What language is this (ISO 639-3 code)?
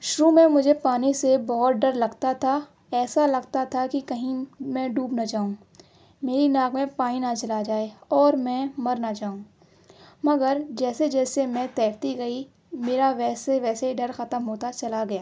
urd